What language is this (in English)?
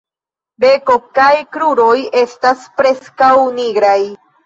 Esperanto